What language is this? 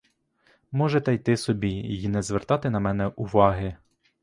Ukrainian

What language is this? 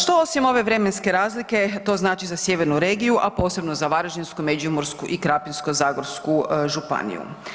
Croatian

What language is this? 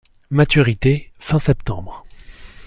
French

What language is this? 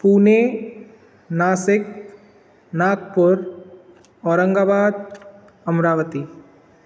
Sindhi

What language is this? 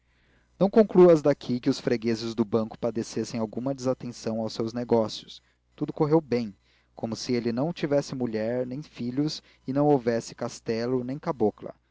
Portuguese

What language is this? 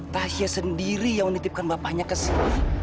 Indonesian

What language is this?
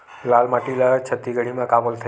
Chhattisgarhi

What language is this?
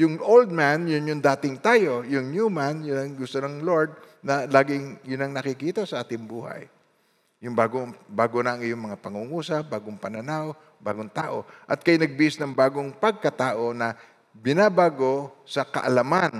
Filipino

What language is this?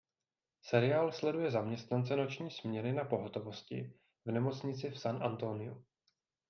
Czech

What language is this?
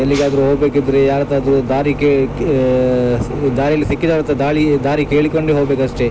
Kannada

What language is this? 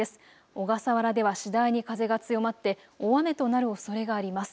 Japanese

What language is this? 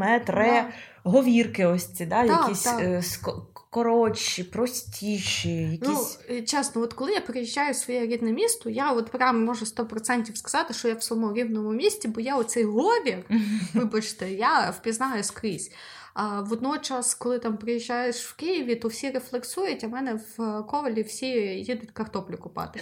Ukrainian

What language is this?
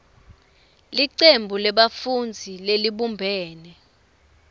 Swati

